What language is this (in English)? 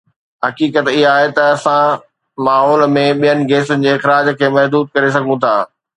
Sindhi